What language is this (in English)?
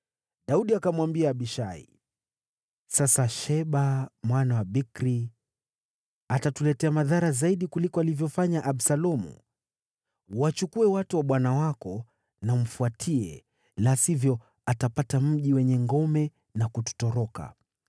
Swahili